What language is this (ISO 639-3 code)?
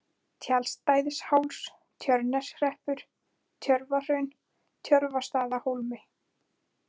isl